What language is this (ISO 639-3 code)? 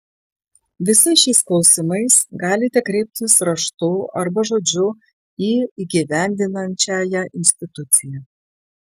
lit